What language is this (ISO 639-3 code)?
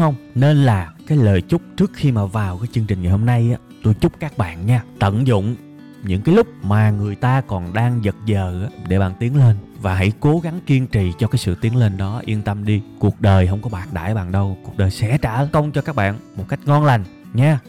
vie